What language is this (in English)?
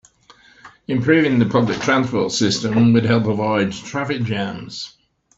English